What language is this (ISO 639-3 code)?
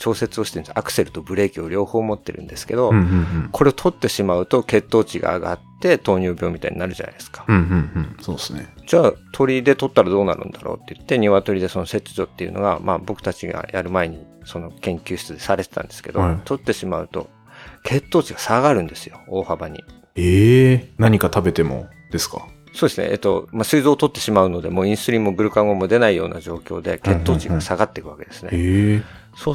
jpn